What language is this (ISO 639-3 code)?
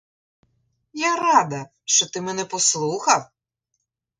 ukr